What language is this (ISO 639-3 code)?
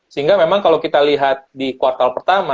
ind